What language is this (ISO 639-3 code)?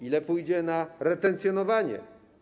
pol